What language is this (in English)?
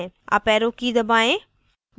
Hindi